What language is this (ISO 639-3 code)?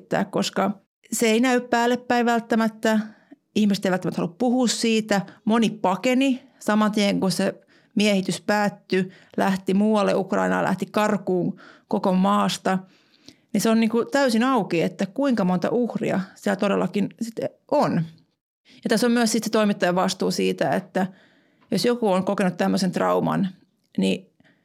fin